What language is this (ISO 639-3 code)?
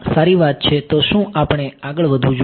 guj